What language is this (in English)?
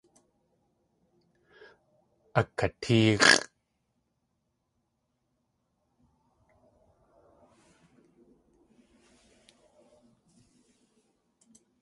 Tlingit